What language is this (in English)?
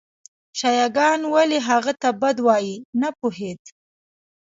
Pashto